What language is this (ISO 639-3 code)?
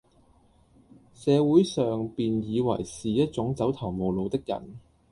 yue